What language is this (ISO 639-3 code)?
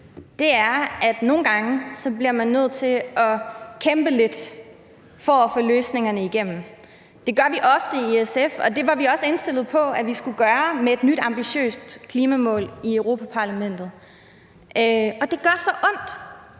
dan